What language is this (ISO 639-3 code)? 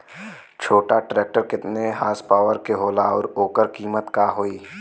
bho